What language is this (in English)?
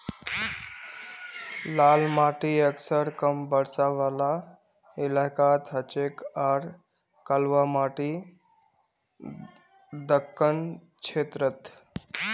Magahi